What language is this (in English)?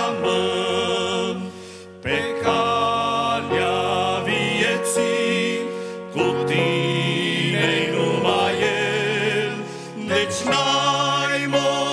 Romanian